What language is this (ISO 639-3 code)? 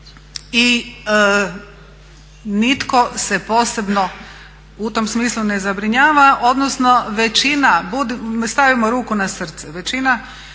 hrv